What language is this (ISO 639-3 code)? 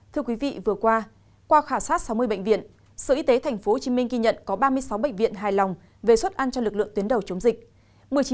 vie